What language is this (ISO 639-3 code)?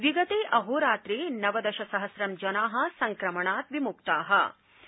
san